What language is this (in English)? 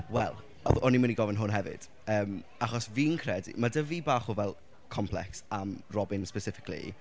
Welsh